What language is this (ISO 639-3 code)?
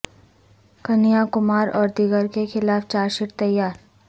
urd